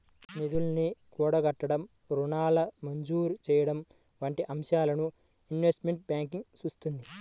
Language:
Telugu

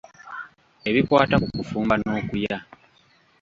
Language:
Ganda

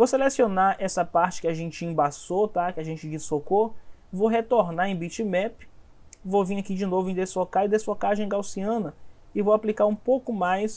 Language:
Portuguese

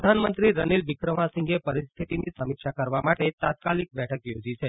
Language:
Gujarati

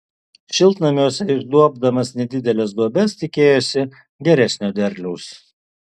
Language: Lithuanian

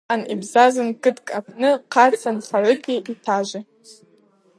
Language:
Abaza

